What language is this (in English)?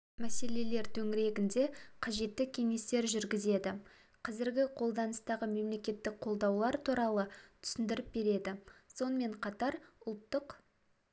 Kazakh